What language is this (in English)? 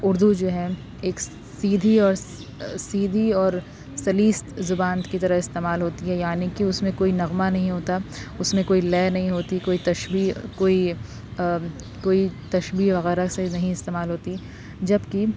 Urdu